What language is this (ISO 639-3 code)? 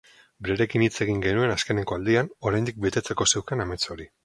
eus